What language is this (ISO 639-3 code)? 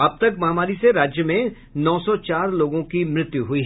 hin